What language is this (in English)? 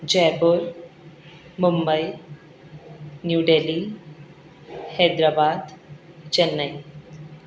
Urdu